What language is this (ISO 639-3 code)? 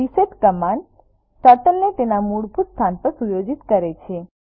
guj